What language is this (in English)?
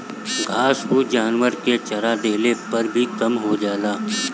Bhojpuri